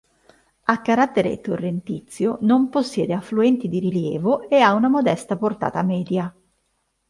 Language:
Italian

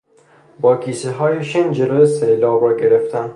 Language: Persian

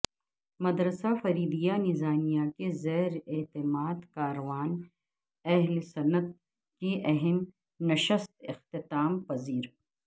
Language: Urdu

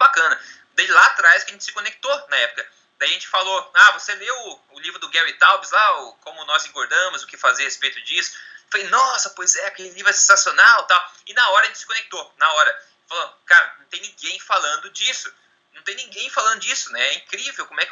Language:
Portuguese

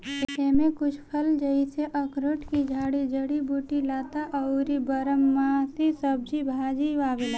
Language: Bhojpuri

